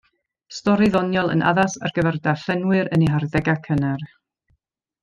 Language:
Welsh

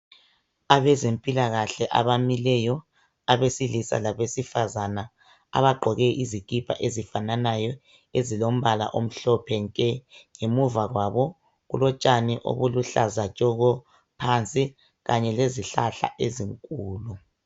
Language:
North Ndebele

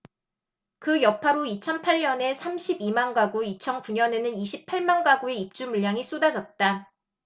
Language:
Korean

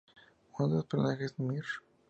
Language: Spanish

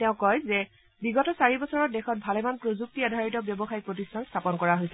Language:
Assamese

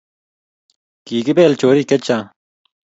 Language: Kalenjin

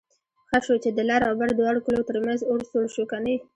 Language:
Pashto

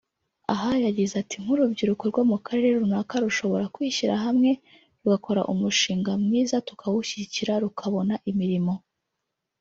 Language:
Kinyarwanda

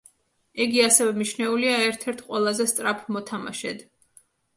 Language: Georgian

